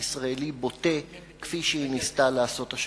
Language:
Hebrew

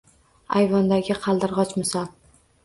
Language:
Uzbek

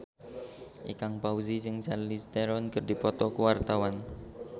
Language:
Sundanese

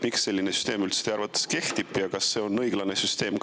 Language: Estonian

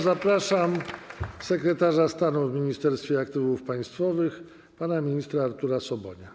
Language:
Polish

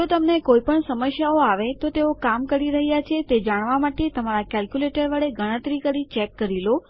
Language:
Gujarati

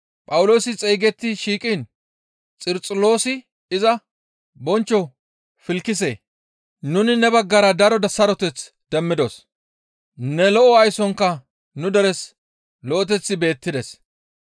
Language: Gamo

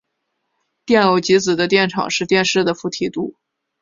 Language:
Chinese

